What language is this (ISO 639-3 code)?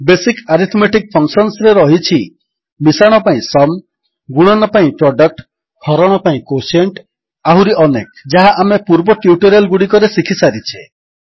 ori